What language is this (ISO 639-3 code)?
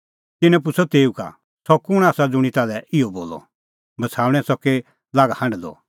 kfx